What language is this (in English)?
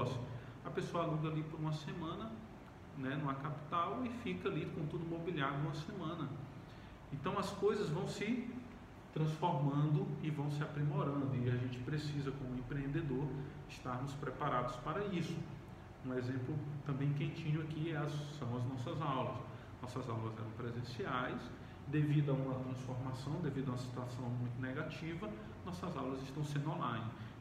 Portuguese